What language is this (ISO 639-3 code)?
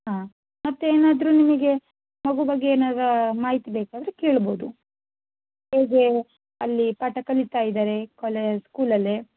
kan